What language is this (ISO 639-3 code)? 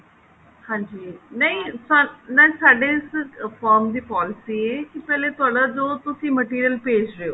pan